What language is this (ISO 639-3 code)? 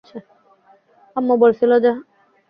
ben